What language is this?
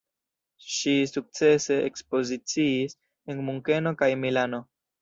Esperanto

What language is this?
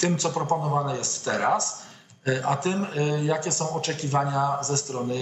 Polish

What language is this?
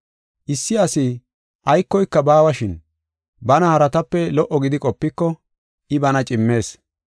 Gofa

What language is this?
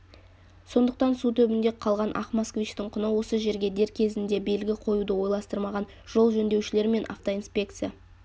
Kazakh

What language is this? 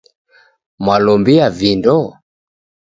Taita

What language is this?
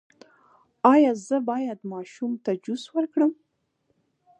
Pashto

